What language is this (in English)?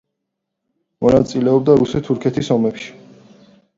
Georgian